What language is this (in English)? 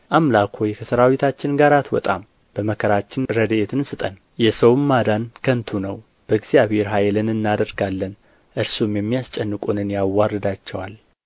Amharic